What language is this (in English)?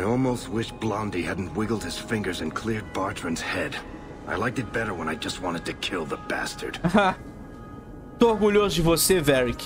Portuguese